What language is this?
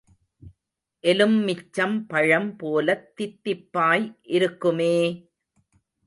Tamil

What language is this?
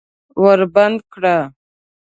Pashto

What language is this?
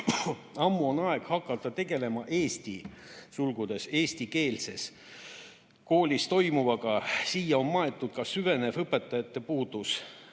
Estonian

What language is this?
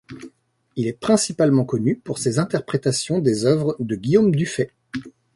French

